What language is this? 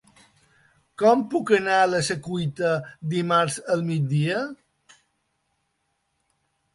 Catalan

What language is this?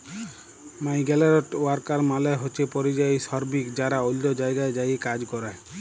Bangla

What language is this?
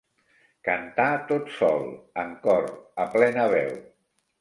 Catalan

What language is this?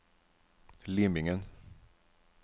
Norwegian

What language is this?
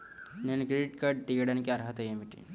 Telugu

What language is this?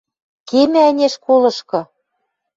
Western Mari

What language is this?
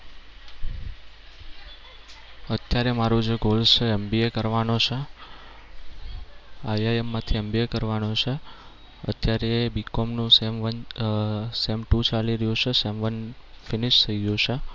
Gujarati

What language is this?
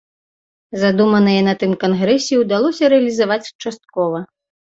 Belarusian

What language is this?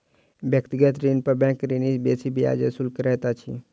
Maithili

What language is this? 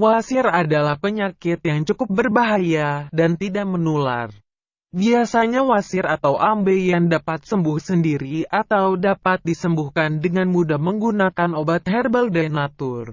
Indonesian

